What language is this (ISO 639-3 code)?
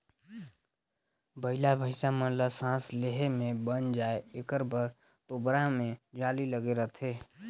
hne